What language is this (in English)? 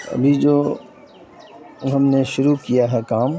Urdu